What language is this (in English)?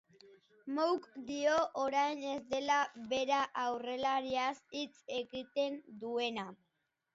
Basque